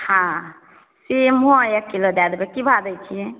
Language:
Maithili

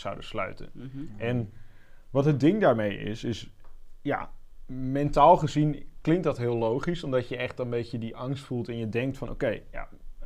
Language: Dutch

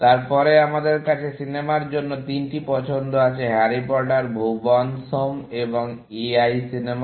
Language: Bangla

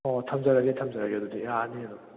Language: Manipuri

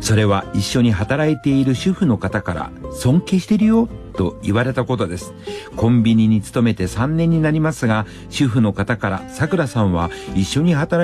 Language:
Japanese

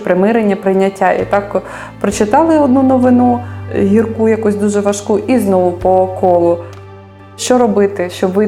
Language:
Ukrainian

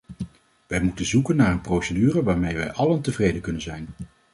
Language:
Dutch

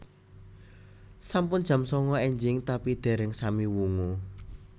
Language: Javanese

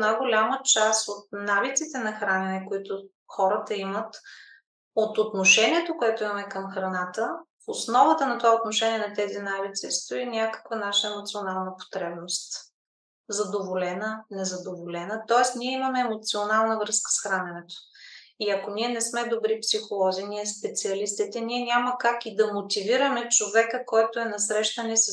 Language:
Bulgarian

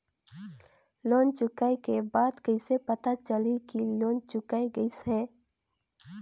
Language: Chhattisgarhi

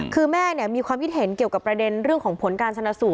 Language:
Thai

